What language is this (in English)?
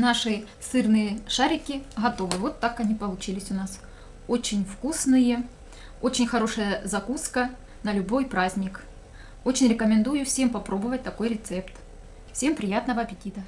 Russian